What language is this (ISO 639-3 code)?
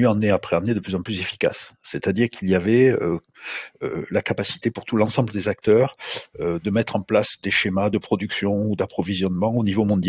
fra